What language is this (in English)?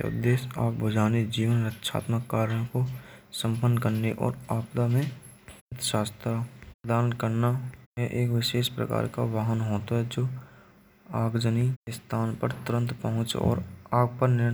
Braj